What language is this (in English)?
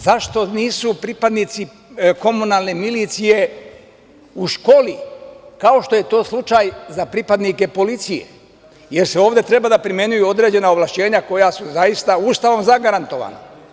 Serbian